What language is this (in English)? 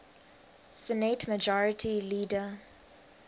English